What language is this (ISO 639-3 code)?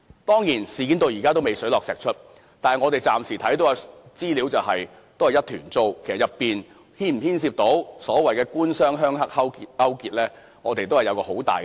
yue